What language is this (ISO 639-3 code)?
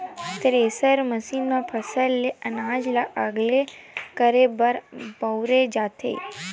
hne